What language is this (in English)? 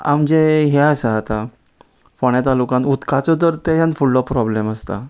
Konkani